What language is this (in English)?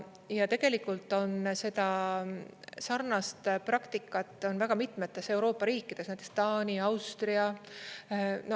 Estonian